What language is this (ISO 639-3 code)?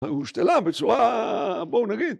heb